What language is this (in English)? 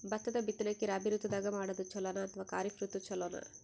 Kannada